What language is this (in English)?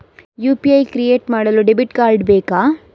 Kannada